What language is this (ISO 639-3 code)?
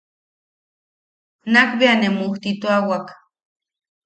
yaq